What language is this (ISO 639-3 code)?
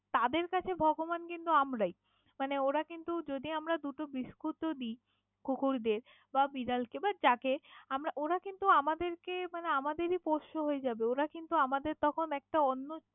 ben